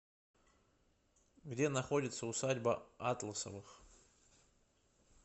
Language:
Russian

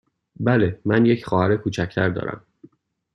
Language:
Persian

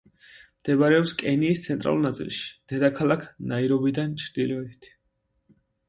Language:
Georgian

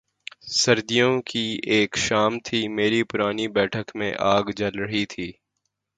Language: Urdu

